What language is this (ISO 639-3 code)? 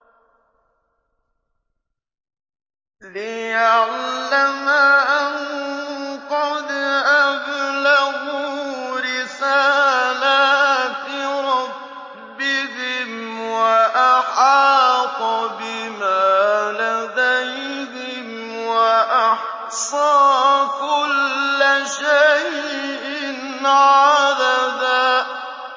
ara